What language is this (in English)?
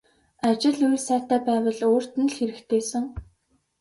Mongolian